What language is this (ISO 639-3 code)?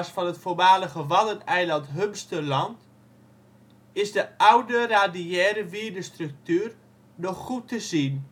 nld